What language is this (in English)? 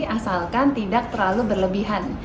Indonesian